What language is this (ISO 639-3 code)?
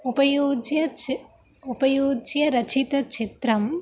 san